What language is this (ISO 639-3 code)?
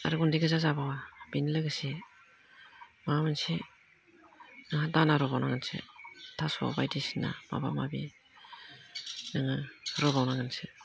brx